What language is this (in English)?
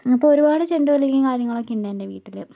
Malayalam